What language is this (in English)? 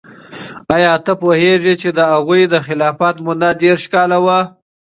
Pashto